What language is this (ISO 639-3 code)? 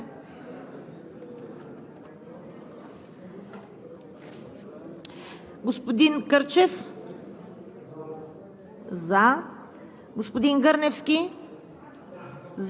bul